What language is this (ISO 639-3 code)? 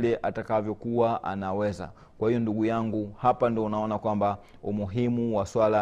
swa